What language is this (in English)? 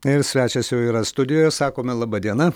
Lithuanian